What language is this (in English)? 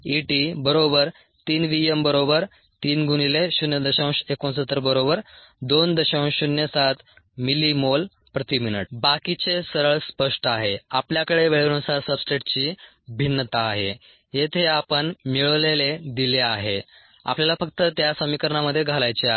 Marathi